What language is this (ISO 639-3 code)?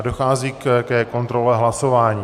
ces